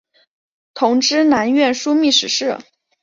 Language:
Chinese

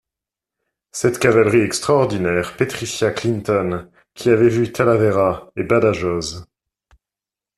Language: French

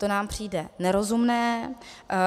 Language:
Czech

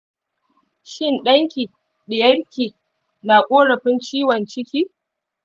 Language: Hausa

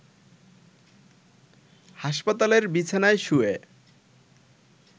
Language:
Bangla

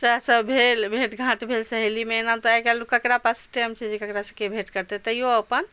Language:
Maithili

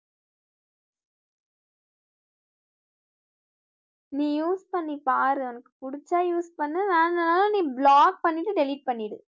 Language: Tamil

